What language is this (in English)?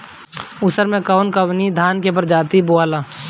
Bhojpuri